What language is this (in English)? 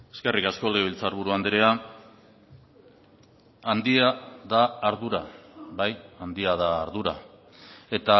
Basque